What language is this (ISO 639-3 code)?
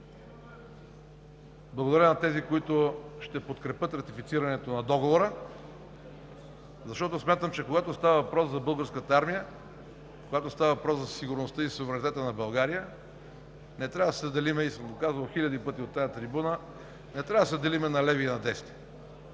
bul